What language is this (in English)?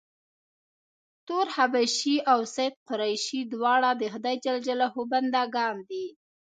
Pashto